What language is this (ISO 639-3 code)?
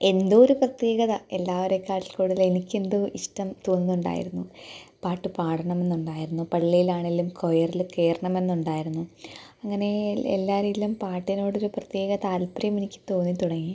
mal